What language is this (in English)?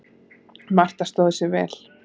Icelandic